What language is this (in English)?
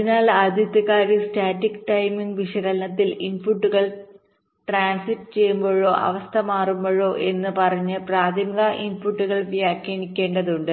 Malayalam